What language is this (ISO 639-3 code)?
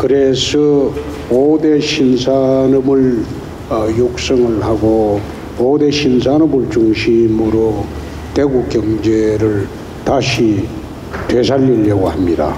kor